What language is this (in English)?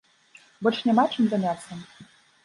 Belarusian